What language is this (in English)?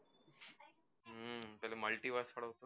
Gujarati